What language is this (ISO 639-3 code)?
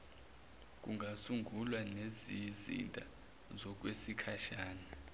zul